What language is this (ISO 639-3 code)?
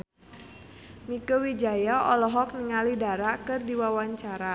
sun